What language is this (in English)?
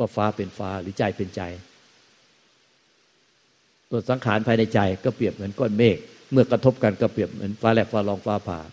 Thai